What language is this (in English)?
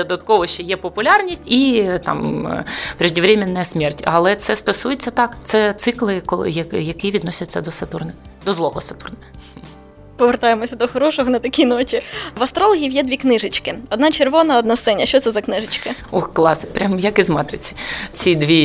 Ukrainian